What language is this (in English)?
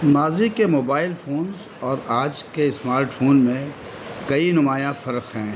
Urdu